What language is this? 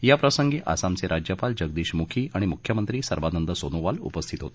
Marathi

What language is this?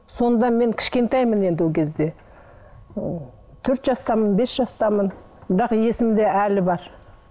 Kazakh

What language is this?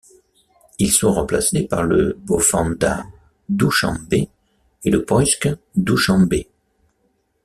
French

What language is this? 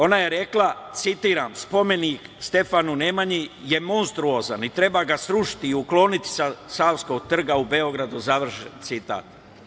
Serbian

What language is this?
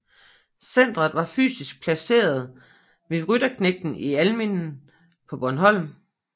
Danish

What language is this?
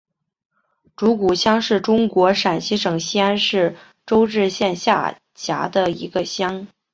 Chinese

